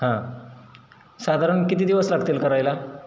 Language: Marathi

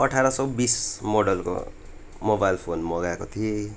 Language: Nepali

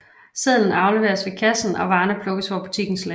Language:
Danish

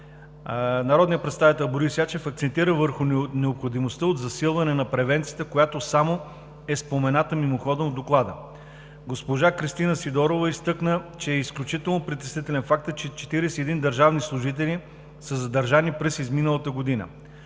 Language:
Bulgarian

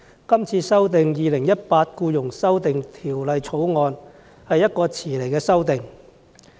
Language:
Cantonese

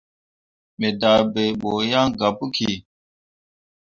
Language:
Mundang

